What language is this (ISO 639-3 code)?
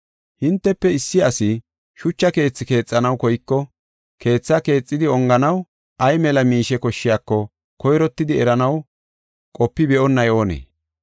gof